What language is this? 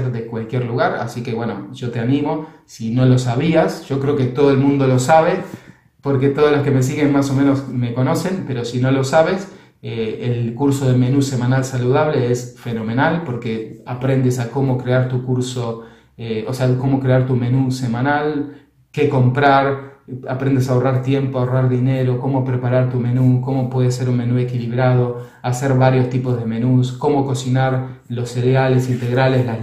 Spanish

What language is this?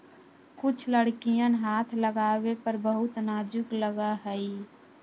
Magahi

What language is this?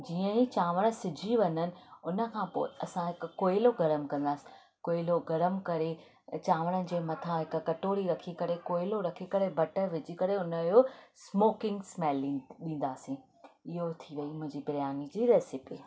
Sindhi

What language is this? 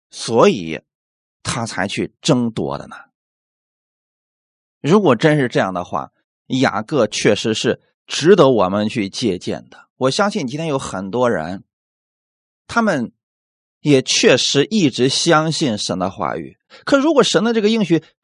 Chinese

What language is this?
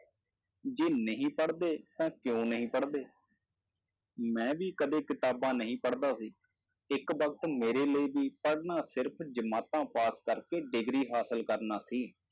Punjabi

